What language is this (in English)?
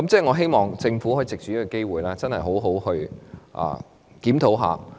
Cantonese